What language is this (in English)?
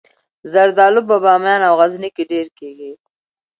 Pashto